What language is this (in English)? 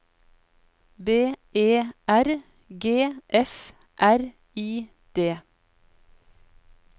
Norwegian